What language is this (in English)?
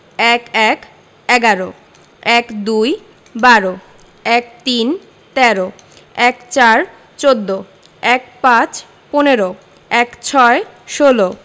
Bangla